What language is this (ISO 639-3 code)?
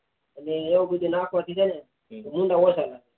guj